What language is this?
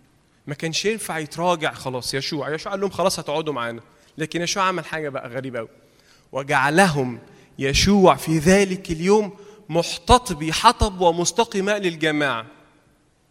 Arabic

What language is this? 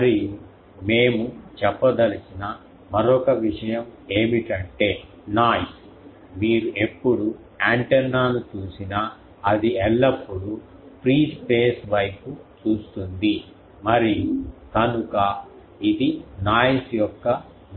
Telugu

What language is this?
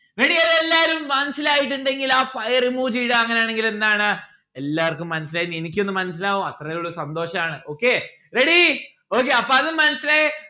Malayalam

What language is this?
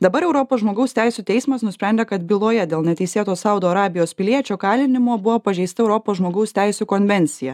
Lithuanian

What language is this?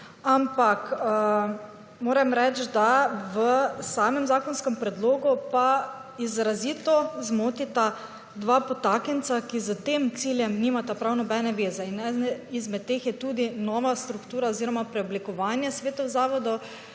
Slovenian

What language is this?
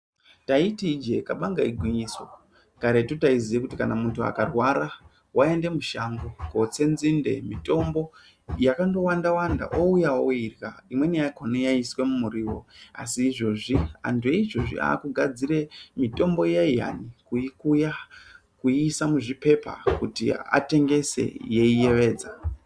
Ndau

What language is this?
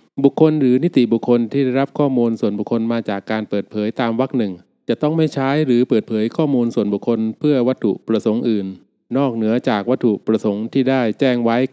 Thai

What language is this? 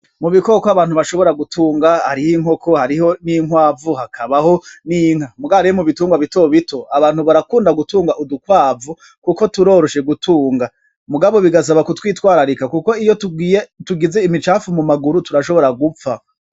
Rundi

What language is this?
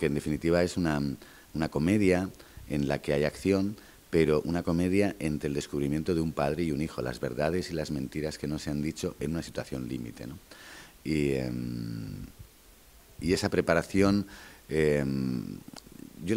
Spanish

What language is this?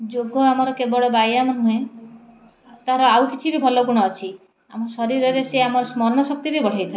Odia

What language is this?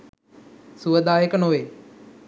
Sinhala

